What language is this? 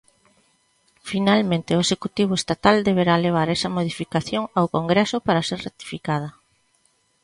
Galician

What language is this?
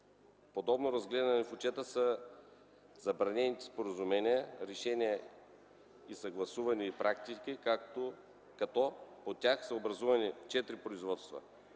Bulgarian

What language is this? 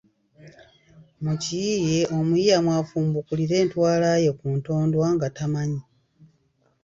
Ganda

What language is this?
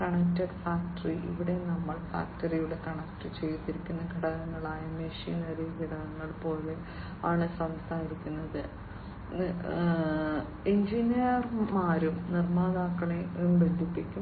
Malayalam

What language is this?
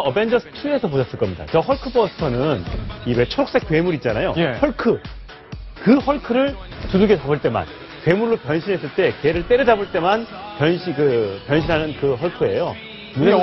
Korean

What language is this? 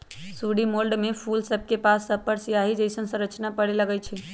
Magahi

